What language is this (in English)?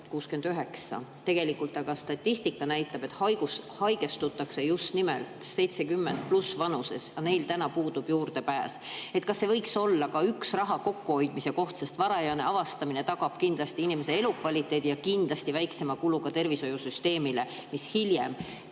Estonian